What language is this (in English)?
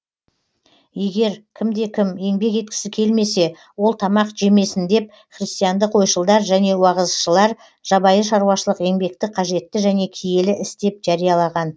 Kazakh